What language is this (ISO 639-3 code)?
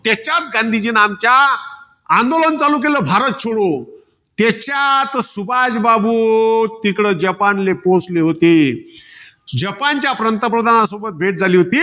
mar